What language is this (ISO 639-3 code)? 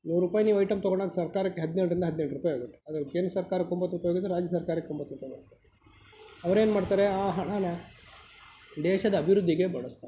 kan